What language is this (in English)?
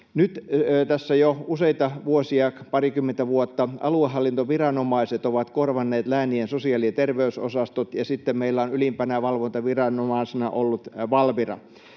Finnish